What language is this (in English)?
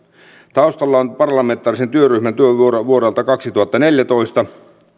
Finnish